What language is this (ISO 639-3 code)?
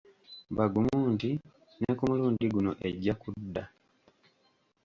lug